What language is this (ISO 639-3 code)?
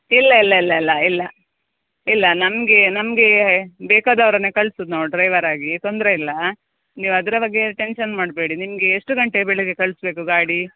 kan